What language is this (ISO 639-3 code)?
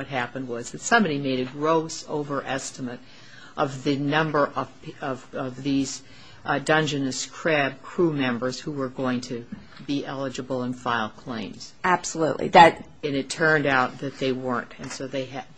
eng